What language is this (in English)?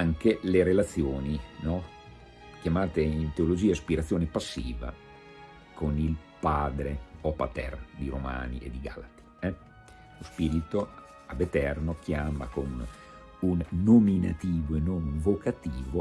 Italian